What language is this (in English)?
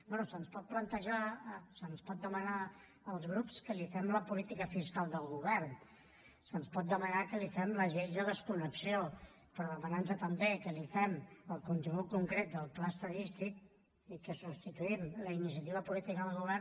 Catalan